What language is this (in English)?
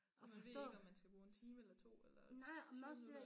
Danish